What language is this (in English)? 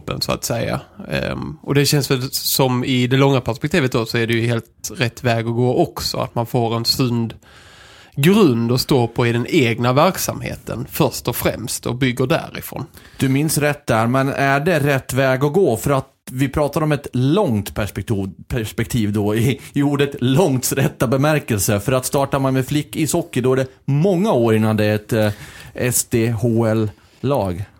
Swedish